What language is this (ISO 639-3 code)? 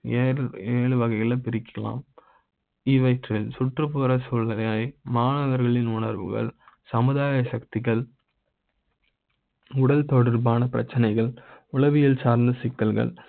tam